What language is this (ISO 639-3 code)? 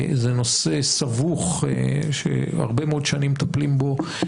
heb